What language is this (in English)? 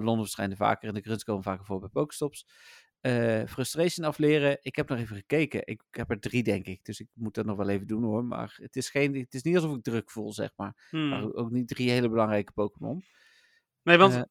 Dutch